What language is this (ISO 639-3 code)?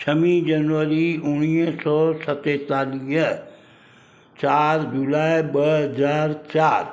snd